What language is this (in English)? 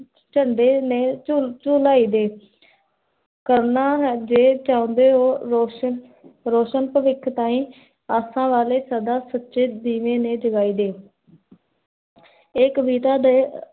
Punjabi